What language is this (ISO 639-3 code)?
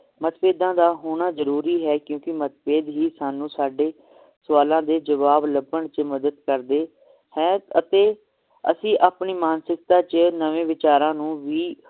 pan